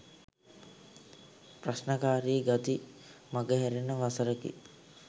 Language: Sinhala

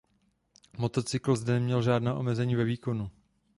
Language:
Czech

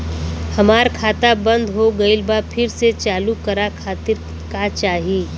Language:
Bhojpuri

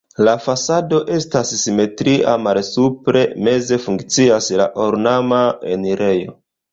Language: Esperanto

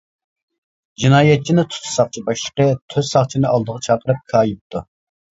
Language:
Uyghur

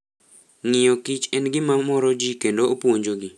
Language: Luo (Kenya and Tanzania)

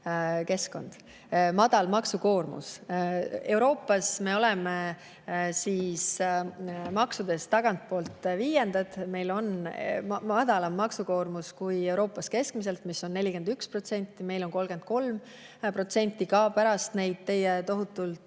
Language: Estonian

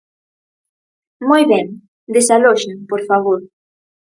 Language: Galician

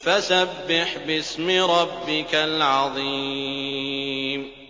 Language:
Arabic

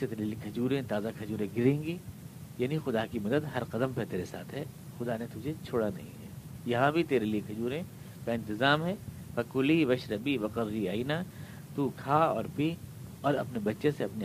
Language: Urdu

